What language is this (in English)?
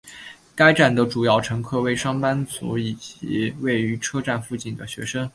Chinese